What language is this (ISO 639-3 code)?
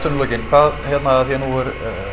isl